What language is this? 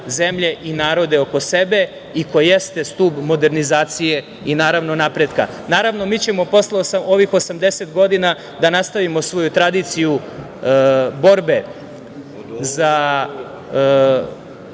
Serbian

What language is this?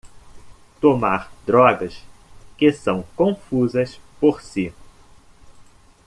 Portuguese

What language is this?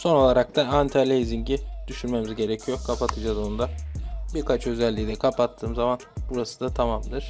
Turkish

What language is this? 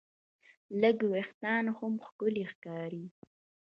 Pashto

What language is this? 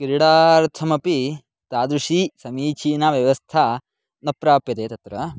Sanskrit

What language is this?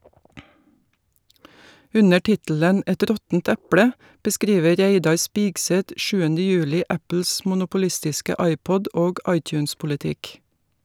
Norwegian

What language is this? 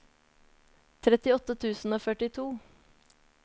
Norwegian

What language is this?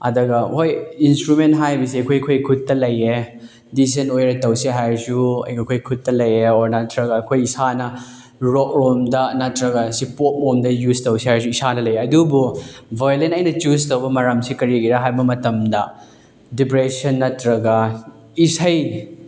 Manipuri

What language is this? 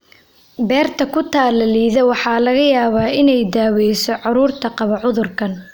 Somali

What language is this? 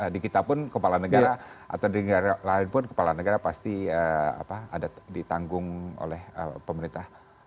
Indonesian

